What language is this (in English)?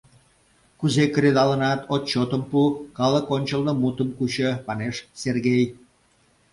Mari